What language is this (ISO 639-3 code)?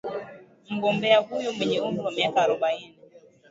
swa